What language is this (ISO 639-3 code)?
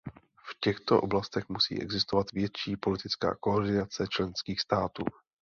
ces